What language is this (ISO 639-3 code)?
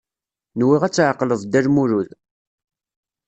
kab